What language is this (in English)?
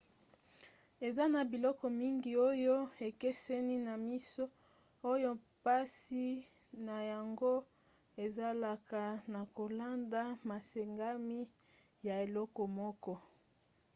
Lingala